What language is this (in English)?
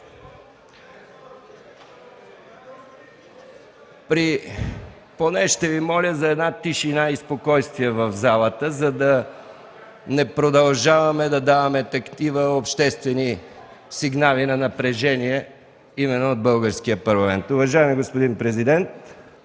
Bulgarian